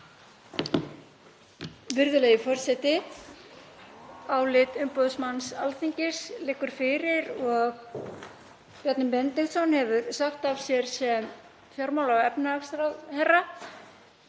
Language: Icelandic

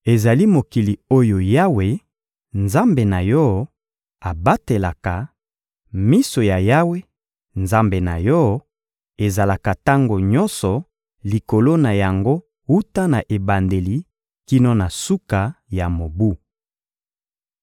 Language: Lingala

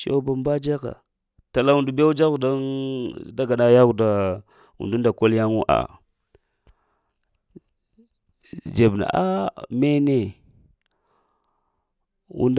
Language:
Lamang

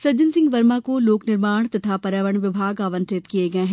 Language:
Hindi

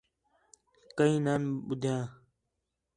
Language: Khetrani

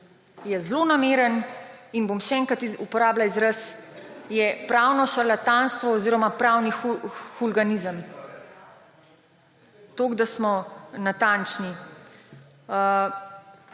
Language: Slovenian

